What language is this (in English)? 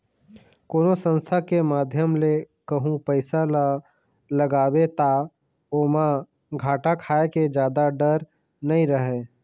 Chhattisgarhi